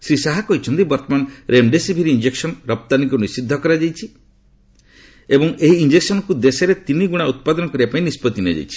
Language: Odia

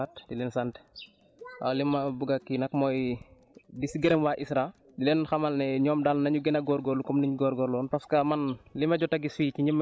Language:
Wolof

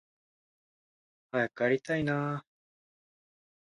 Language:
Japanese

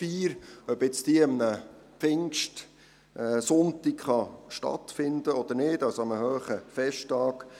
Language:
Swiss German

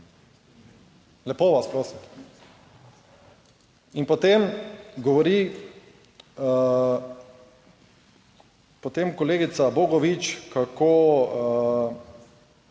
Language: Slovenian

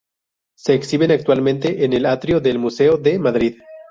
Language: Spanish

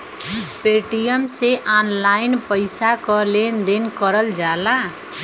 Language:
Bhojpuri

